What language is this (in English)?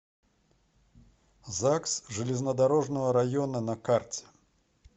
Russian